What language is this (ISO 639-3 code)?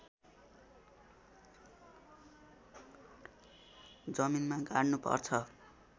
nep